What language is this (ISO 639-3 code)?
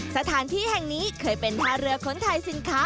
tha